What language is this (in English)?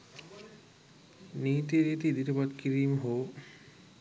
Sinhala